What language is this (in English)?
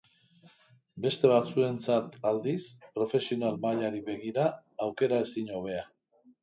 Basque